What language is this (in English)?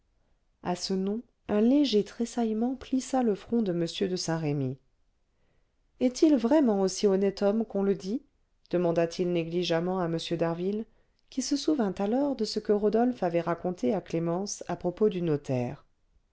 French